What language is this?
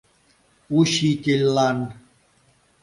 Mari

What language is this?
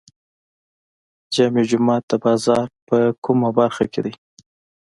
Pashto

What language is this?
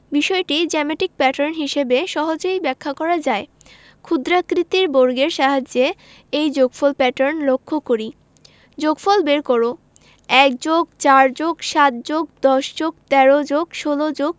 Bangla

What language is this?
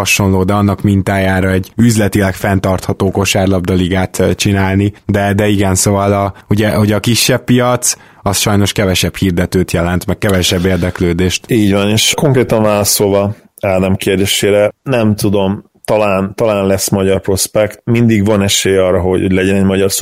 Hungarian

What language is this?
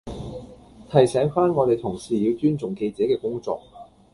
Cantonese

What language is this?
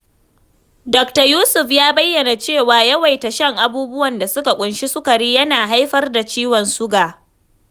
Hausa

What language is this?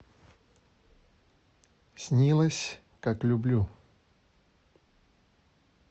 Russian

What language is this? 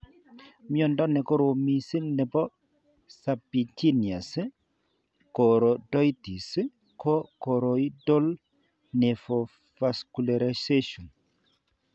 Kalenjin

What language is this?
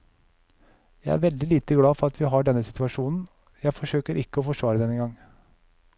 Norwegian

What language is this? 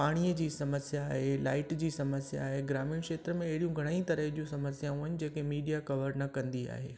Sindhi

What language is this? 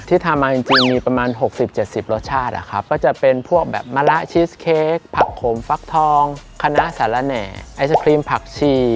Thai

